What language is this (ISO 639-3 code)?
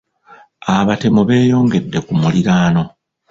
lug